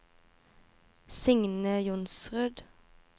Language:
Norwegian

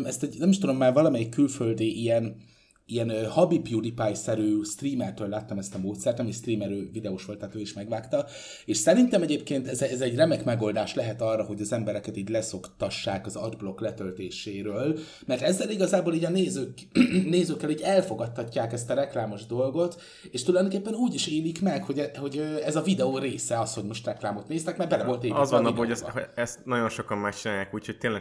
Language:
Hungarian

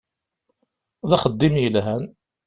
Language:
Kabyle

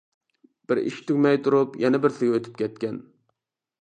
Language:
Uyghur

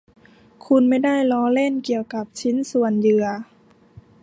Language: Thai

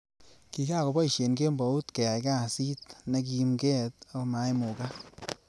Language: Kalenjin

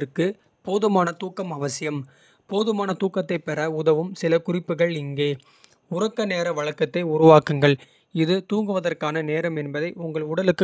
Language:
Kota (India)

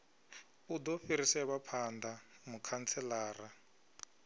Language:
Venda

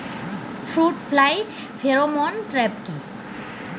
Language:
Bangla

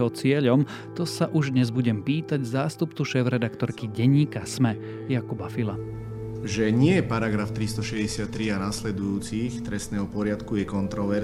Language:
Slovak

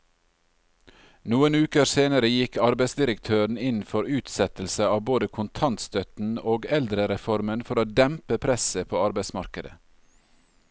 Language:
Norwegian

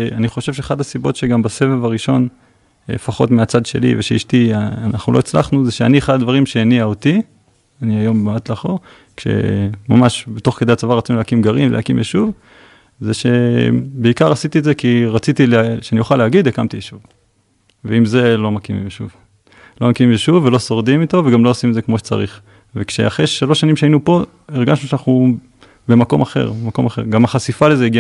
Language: Hebrew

